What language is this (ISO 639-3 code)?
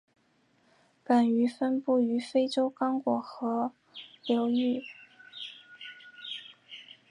zho